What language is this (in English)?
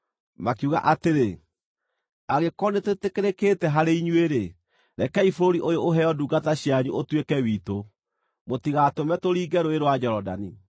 Kikuyu